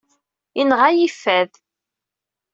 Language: Kabyle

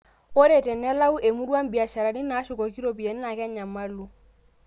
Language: Masai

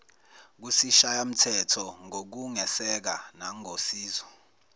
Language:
Zulu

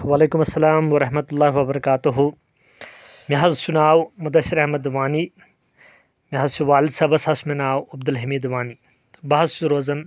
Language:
Kashmiri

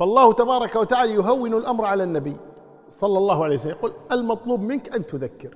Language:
Arabic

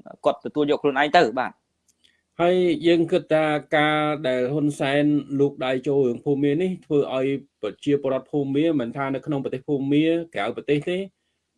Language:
Vietnamese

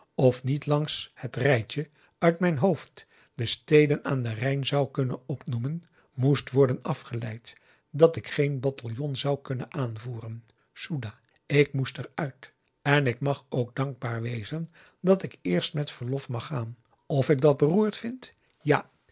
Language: Dutch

